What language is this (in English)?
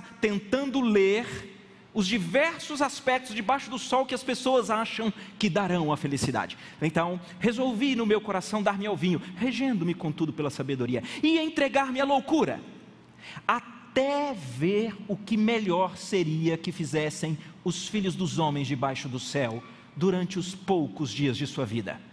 Portuguese